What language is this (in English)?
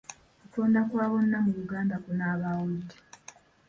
Ganda